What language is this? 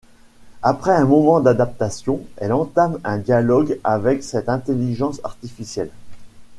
French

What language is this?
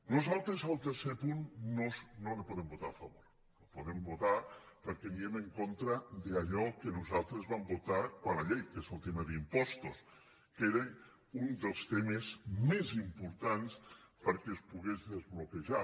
Catalan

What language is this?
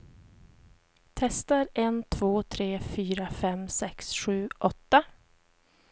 Swedish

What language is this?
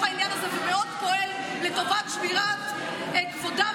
Hebrew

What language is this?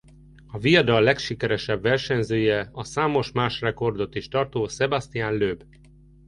Hungarian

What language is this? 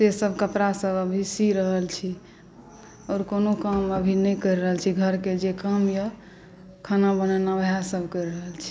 Maithili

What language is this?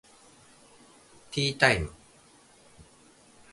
Japanese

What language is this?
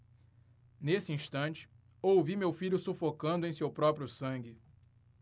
Portuguese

